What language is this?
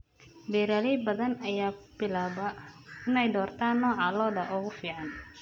Somali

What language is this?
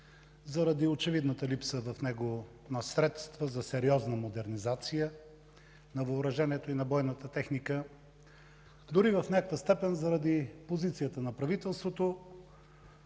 Bulgarian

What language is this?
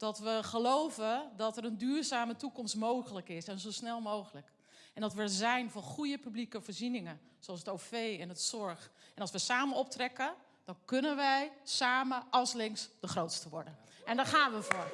Dutch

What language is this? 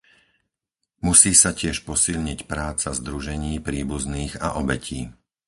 Slovak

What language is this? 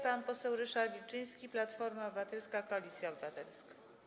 Polish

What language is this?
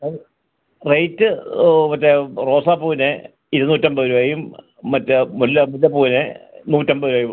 Malayalam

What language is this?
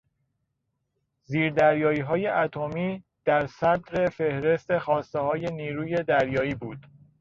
Persian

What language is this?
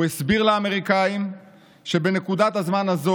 Hebrew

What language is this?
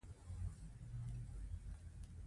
Pashto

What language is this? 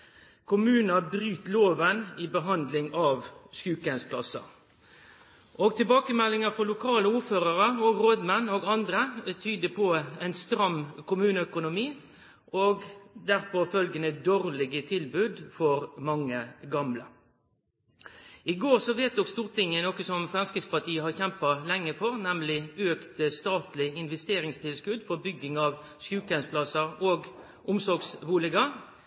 Norwegian Nynorsk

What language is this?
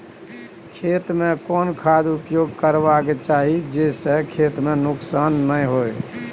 Maithili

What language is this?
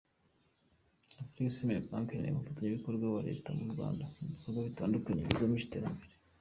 Kinyarwanda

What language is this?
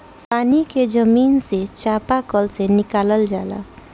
Bhojpuri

